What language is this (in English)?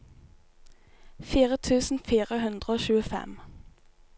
Norwegian